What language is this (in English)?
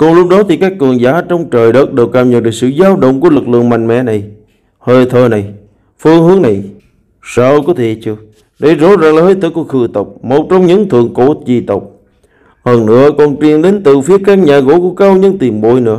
Vietnamese